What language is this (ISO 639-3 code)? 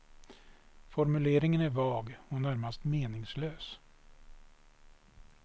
swe